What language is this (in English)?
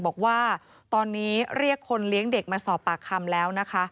Thai